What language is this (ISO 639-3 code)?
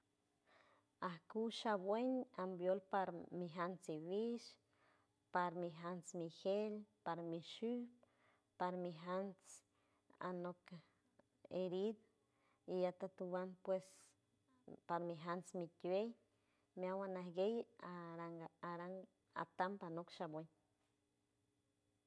hue